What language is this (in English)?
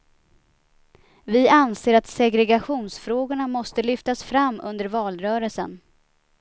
Swedish